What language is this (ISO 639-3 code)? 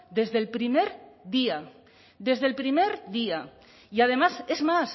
spa